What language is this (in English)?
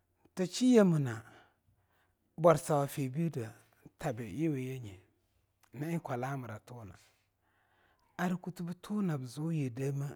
Longuda